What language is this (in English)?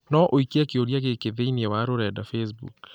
Kikuyu